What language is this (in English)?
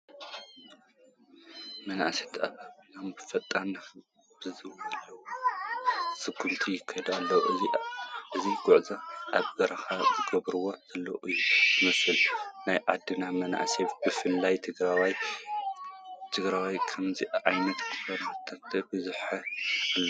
Tigrinya